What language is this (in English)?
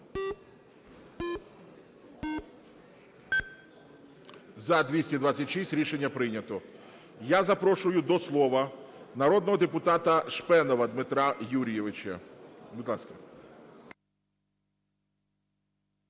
Ukrainian